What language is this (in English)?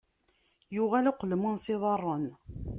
Kabyle